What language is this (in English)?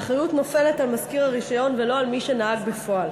Hebrew